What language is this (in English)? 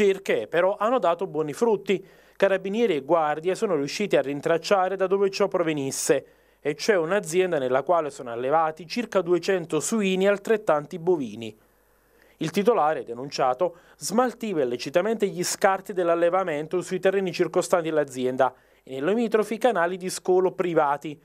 Italian